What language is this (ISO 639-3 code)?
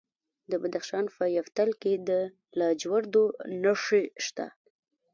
pus